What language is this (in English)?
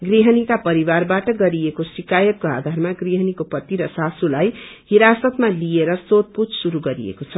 Nepali